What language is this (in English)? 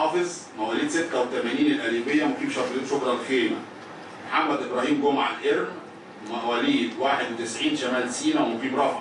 Arabic